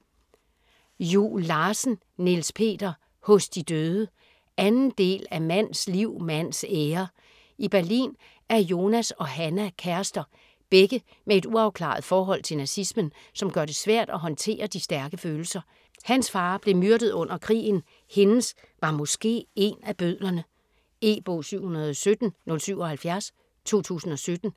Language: Danish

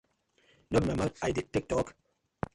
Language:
Nigerian Pidgin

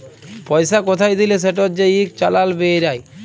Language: Bangla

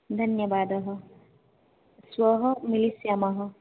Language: Sanskrit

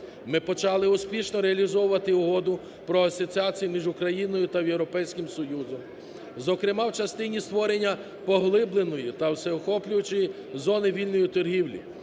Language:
Ukrainian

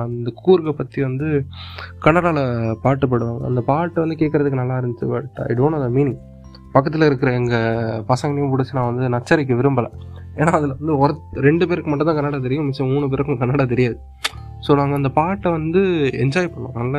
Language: Tamil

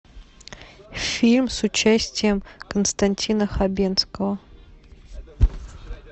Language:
Russian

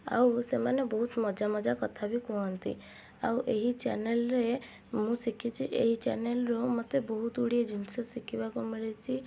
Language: Odia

